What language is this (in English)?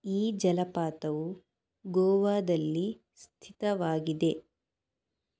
Kannada